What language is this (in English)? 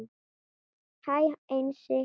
Icelandic